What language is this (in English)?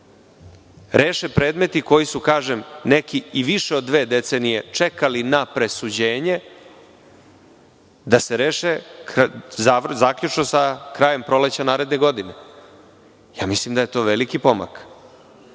Serbian